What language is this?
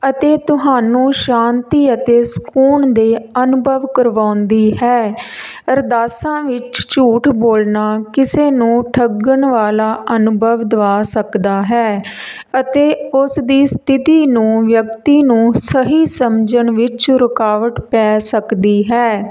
Punjabi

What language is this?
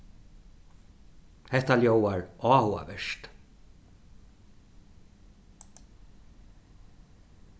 Faroese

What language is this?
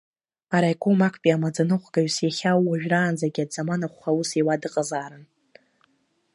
Abkhazian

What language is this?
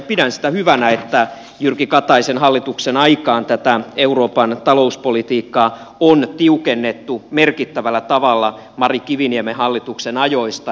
Finnish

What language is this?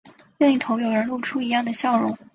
Chinese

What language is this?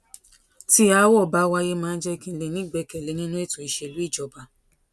Yoruba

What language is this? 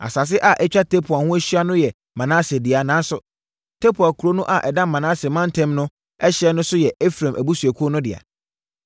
Akan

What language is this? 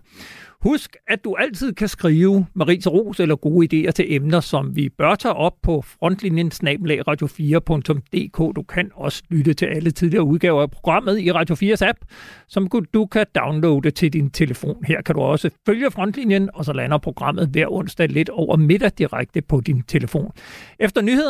Danish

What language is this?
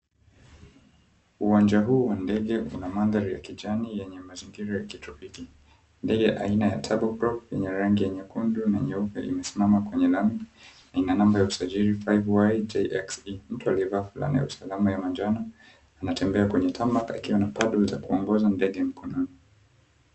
Swahili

